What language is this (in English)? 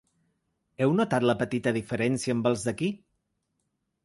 Catalan